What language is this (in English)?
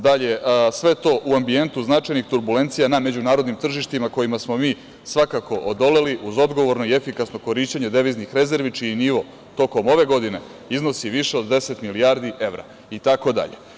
Serbian